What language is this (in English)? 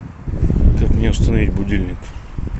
Russian